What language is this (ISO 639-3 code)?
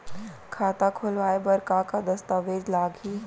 hne